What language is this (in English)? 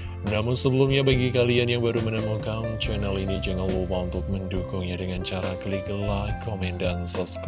Indonesian